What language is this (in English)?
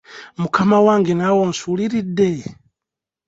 Ganda